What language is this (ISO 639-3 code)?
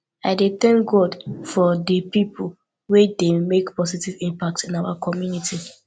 pcm